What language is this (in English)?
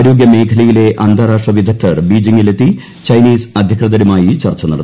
Malayalam